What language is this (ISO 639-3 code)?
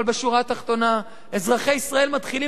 heb